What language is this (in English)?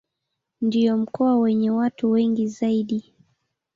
Swahili